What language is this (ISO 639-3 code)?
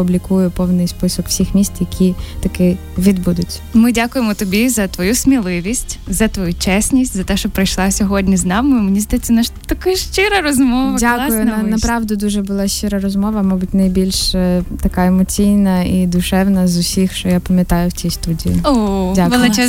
ukr